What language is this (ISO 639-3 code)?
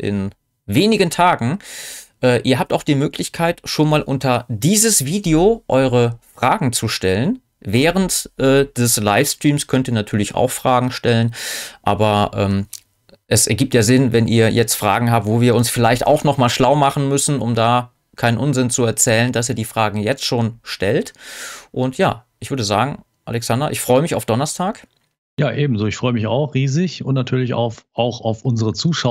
deu